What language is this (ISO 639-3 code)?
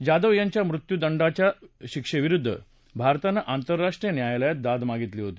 mar